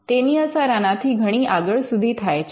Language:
Gujarati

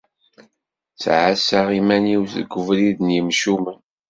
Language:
Kabyle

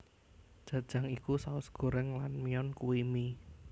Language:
Javanese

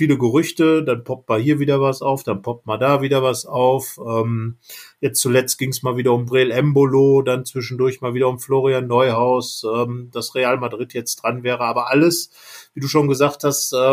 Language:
German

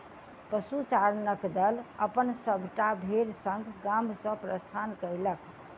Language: Maithili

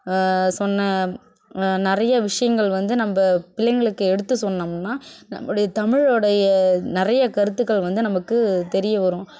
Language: Tamil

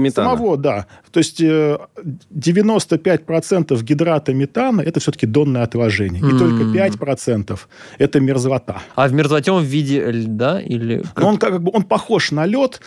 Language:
Russian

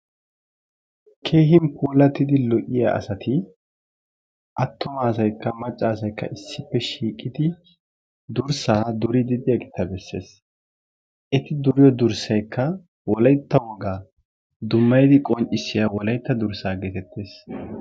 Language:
Wolaytta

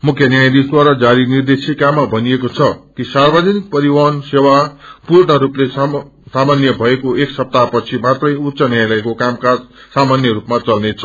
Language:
Nepali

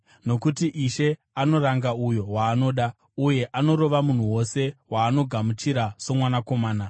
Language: Shona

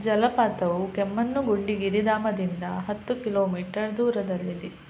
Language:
Kannada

